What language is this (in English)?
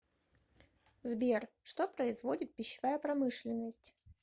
Russian